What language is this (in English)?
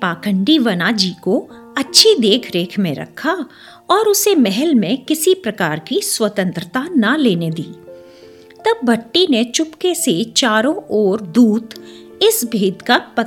Hindi